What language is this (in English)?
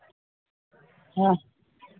Santali